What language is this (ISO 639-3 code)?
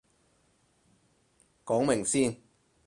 yue